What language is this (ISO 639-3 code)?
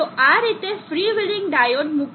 guj